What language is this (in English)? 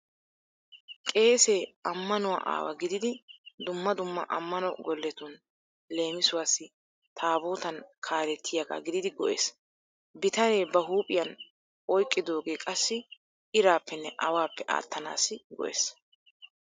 Wolaytta